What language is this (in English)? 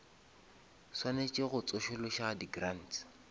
Northern Sotho